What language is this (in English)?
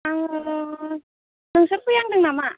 Bodo